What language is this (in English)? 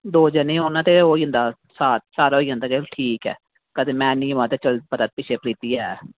Dogri